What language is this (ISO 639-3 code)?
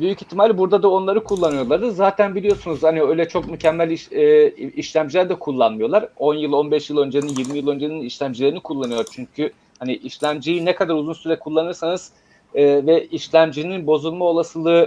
tur